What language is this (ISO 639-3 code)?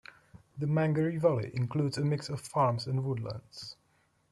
eng